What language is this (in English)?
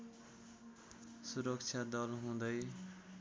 Nepali